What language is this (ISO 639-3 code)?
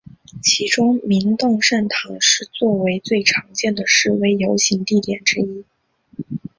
zho